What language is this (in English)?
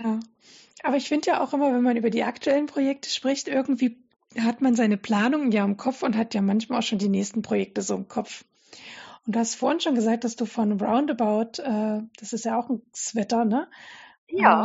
German